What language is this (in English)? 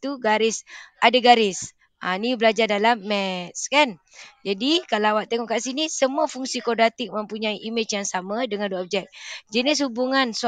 Malay